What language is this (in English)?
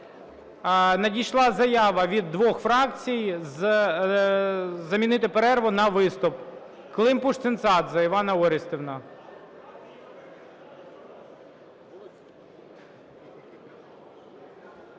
Ukrainian